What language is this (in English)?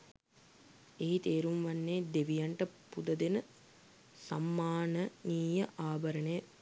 Sinhala